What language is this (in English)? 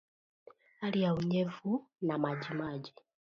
Swahili